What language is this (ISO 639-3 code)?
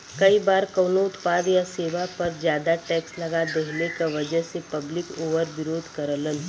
bho